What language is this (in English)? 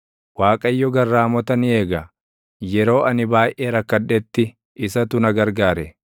Oromo